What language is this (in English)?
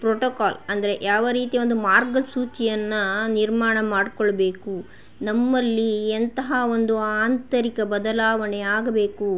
Kannada